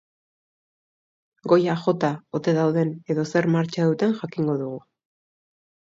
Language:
Basque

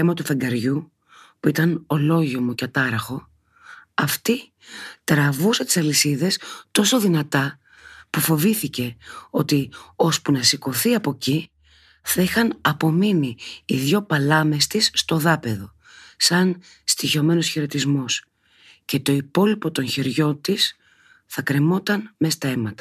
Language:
Greek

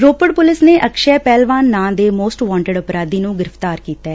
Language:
Punjabi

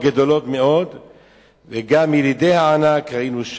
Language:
Hebrew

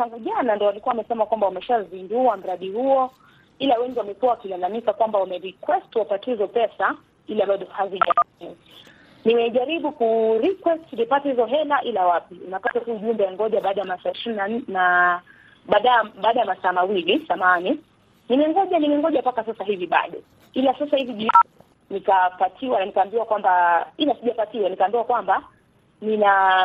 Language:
Swahili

